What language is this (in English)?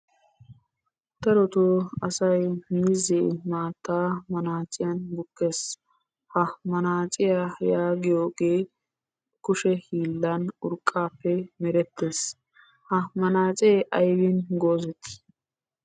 Wolaytta